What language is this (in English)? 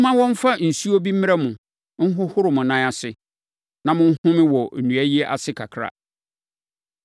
Akan